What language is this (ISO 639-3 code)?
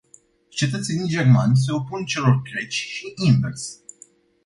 ron